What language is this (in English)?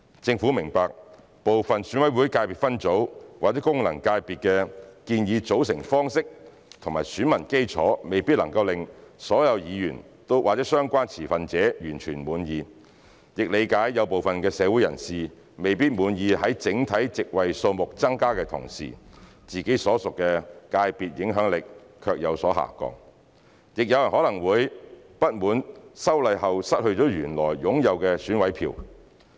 Cantonese